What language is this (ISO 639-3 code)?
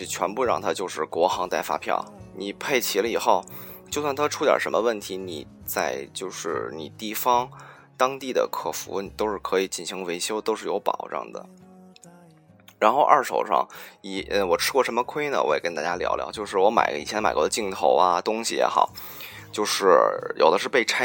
zho